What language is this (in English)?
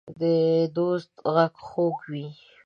Pashto